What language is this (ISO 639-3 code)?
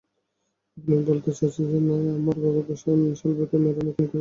ben